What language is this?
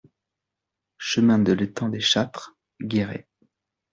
French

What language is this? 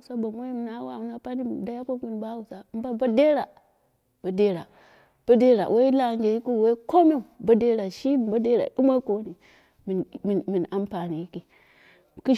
Dera (Nigeria)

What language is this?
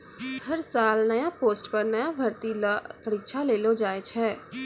Maithili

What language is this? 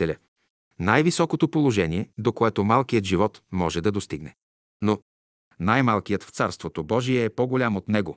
Bulgarian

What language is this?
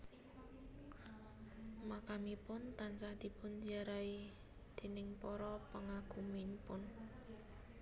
Javanese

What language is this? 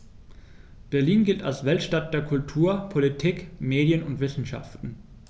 German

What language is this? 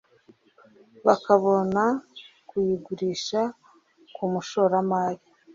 Kinyarwanda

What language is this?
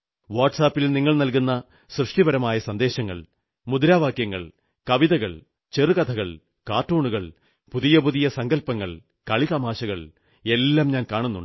Malayalam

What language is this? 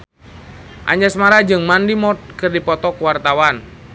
Sundanese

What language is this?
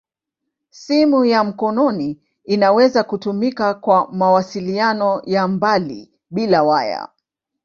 Swahili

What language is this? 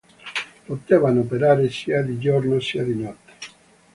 Italian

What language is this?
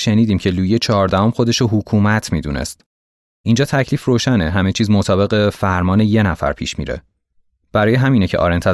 Persian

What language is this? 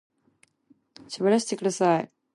Japanese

